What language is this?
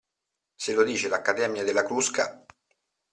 Italian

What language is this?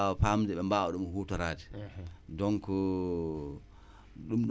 Wolof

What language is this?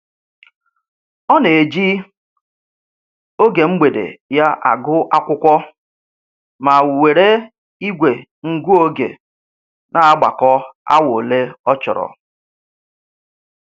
Igbo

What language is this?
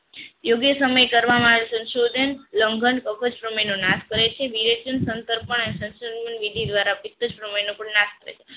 Gujarati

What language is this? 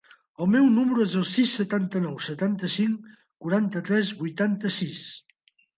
Catalan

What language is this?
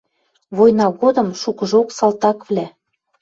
Western Mari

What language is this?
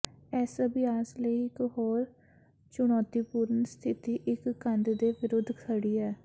Punjabi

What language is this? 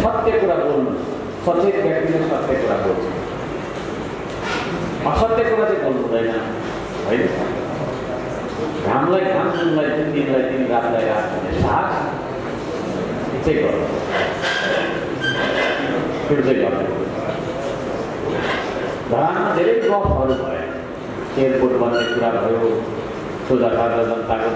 Indonesian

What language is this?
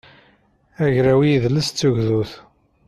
Kabyle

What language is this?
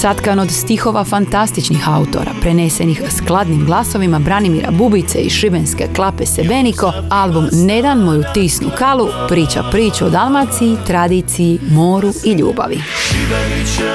Croatian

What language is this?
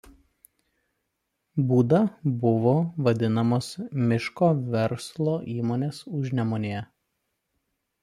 Lithuanian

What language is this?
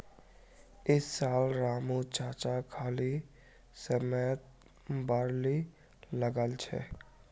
Magahi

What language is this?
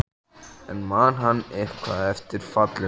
Icelandic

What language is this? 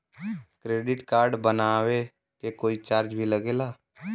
Bhojpuri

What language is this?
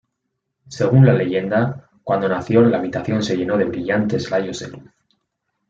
Spanish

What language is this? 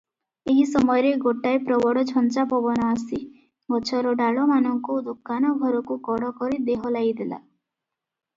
Odia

